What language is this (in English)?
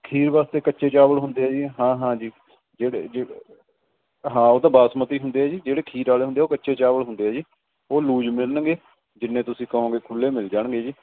Punjabi